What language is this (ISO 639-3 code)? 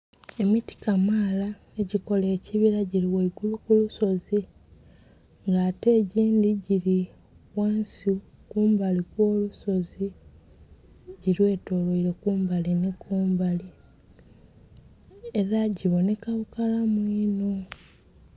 xog